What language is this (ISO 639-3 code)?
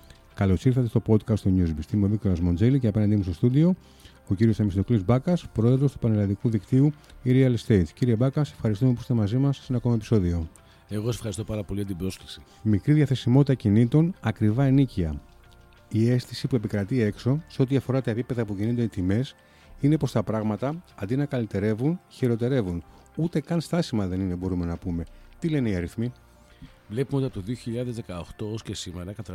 ell